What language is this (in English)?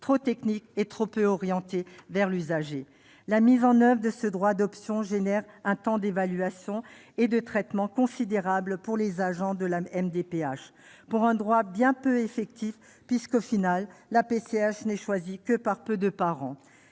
French